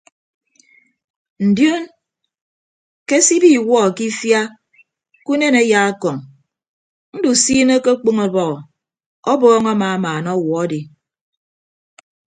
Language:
Ibibio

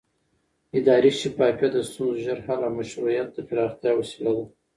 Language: Pashto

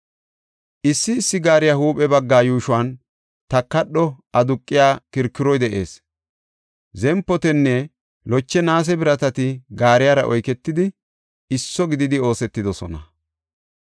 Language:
Gofa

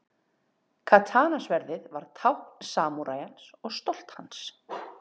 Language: Icelandic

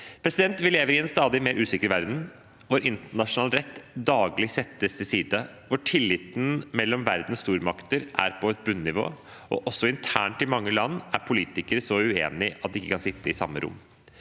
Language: Norwegian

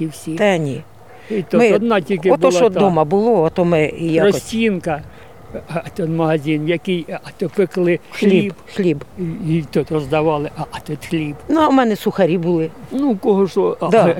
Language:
Ukrainian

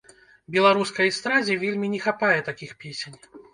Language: Belarusian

